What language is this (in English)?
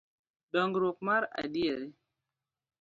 Luo (Kenya and Tanzania)